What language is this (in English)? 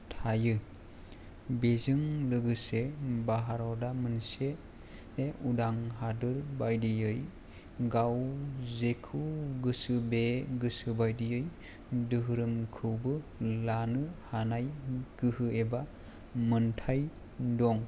Bodo